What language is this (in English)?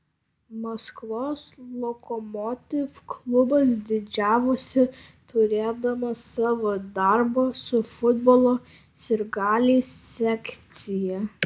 Lithuanian